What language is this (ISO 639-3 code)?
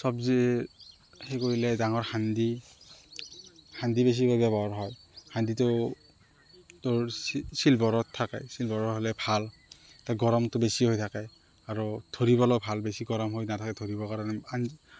asm